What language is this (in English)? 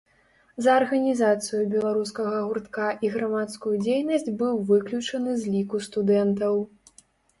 Belarusian